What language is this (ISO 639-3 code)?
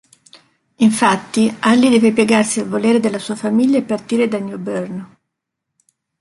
ita